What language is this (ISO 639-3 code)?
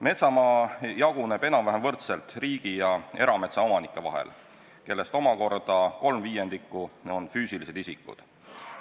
est